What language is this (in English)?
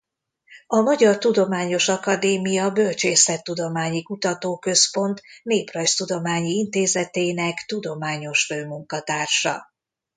Hungarian